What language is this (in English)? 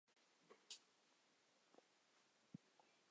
Chinese